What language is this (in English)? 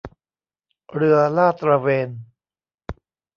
Thai